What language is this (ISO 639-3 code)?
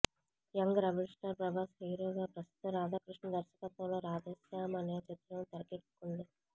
tel